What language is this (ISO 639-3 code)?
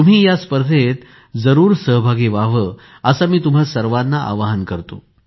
mar